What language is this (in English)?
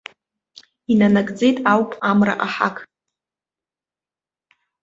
Abkhazian